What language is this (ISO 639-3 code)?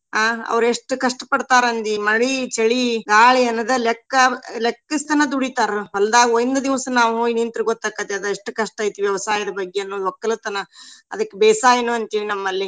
kan